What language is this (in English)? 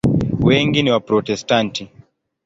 Swahili